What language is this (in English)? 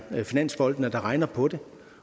Danish